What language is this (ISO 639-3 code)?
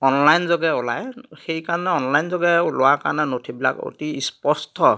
asm